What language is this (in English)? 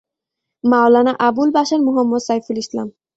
Bangla